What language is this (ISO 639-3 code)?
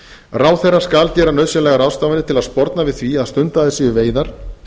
isl